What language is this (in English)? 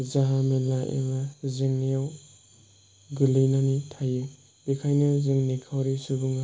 Bodo